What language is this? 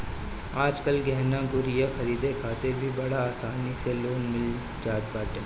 Bhojpuri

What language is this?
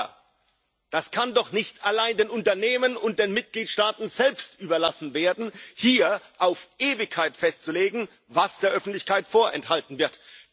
German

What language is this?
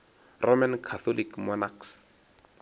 Northern Sotho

